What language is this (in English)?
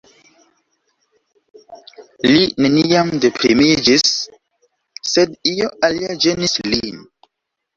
Esperanto